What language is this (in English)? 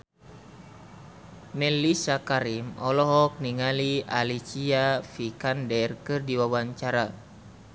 Sundanese